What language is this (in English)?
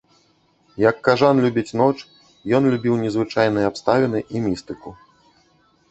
Belarusian